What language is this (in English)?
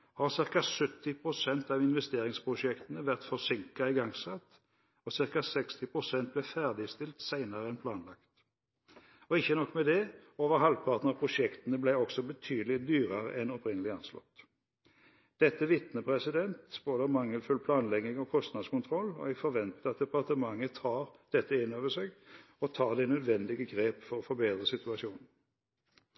Norwegian Bokmål